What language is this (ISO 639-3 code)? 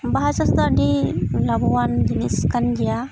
sat